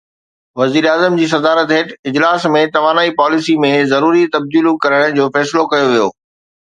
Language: Sindhi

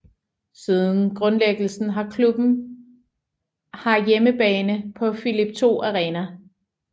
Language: Danish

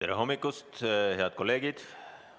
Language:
Estonian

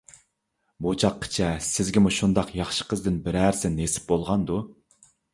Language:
Uyghur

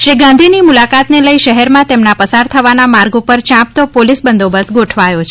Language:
Gujarati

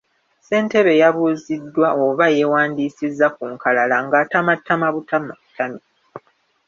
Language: Ganda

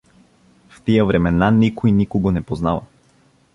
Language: Bulgarian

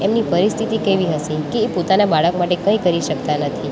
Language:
Gujarati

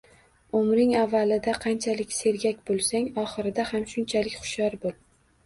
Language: Uzbek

